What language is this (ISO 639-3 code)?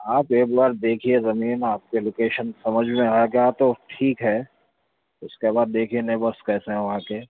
urd